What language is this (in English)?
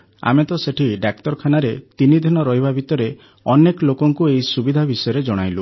Odia